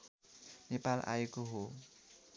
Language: Nepali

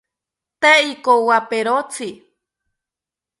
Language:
South Ucayali Ashéninka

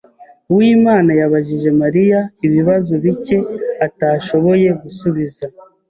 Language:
Kinyarwanda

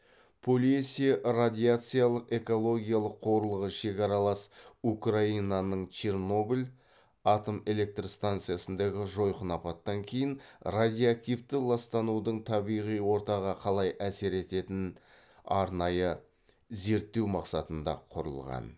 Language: Kazakh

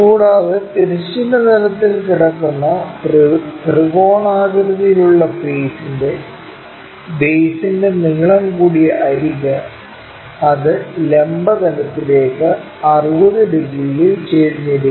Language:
Malayalam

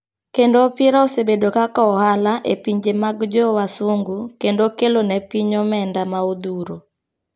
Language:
Luo (Kenya and Tanzania)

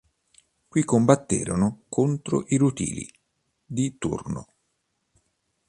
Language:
Italian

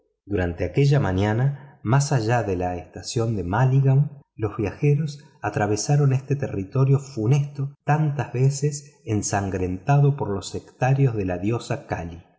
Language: Spanish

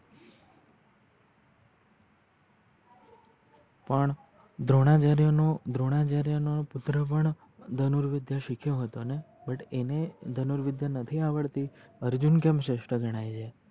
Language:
Gujarati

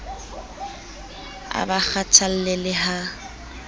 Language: Southern Sotho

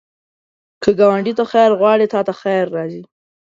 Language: Pashto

